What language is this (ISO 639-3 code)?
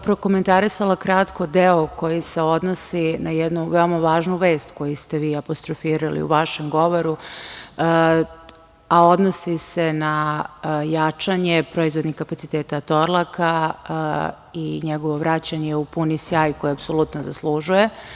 srp